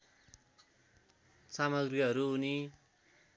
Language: Nepali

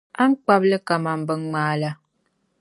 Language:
Dagbani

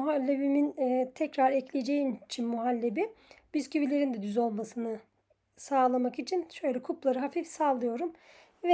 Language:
Turkish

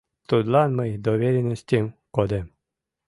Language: Mari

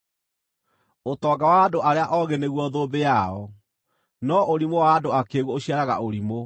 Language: Kikuyu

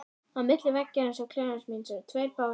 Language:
Icelandic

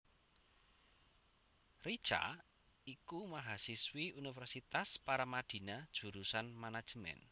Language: Javanese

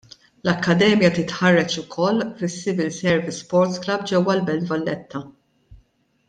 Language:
Maltese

